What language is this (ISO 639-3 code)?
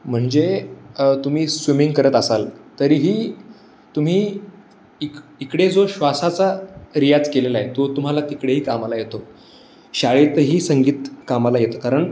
mar